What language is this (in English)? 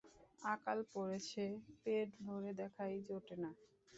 Bangla